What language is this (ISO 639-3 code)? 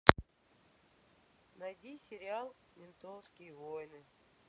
rus